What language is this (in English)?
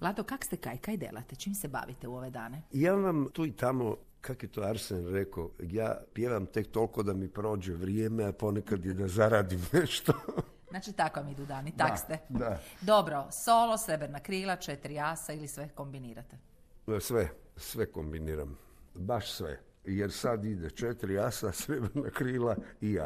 Croatian